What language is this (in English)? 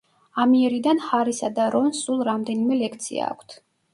Georgian